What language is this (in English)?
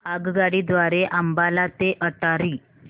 Marathi